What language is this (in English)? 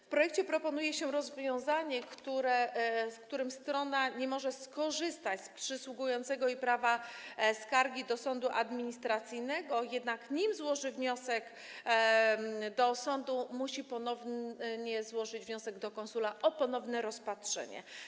Polish